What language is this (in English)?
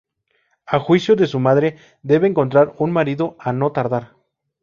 Spanish